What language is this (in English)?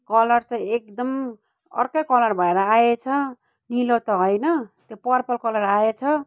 Nepali